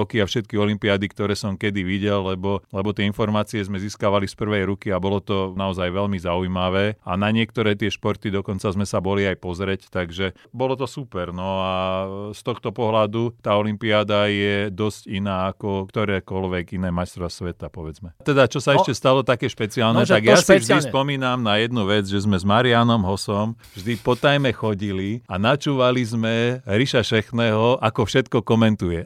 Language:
Slovak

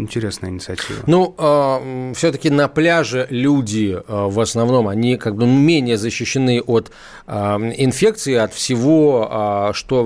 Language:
Russian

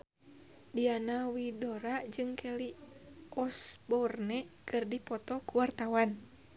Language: Sundanese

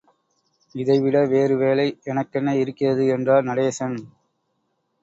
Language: Tamil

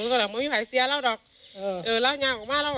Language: Thai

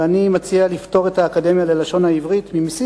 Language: Hebrew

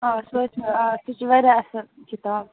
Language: Kashmiri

